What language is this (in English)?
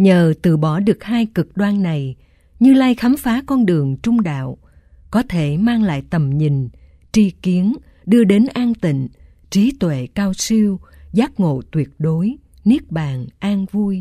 Vietnamese